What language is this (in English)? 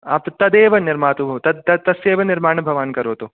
Sanskrit